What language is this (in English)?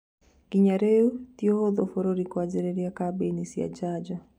Kikuyu